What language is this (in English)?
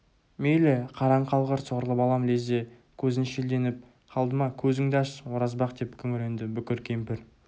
Kazakh